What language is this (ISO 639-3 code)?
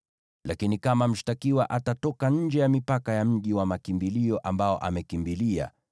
swa